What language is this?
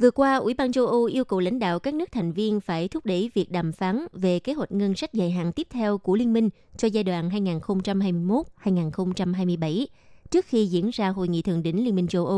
Vietnamese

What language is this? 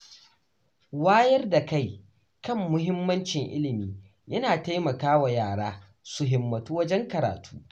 Hausa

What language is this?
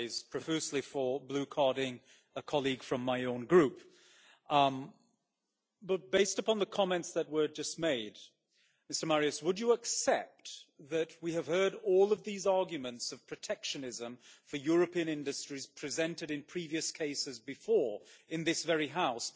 English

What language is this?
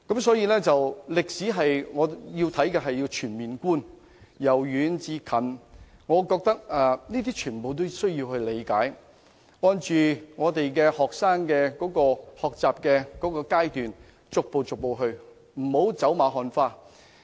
Cantonese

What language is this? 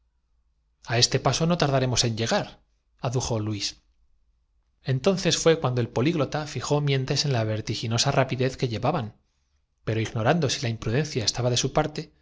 Spanish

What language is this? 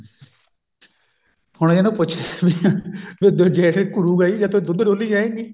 Punjabi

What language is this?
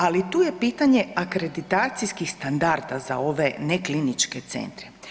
Croatian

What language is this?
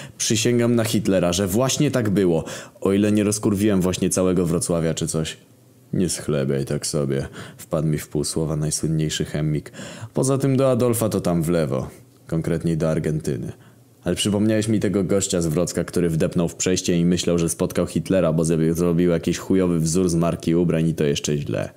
Polish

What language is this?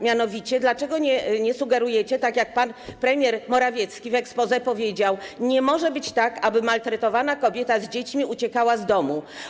Polish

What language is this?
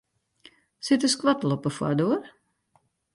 Western Frisian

